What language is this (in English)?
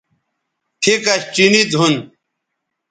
Bateri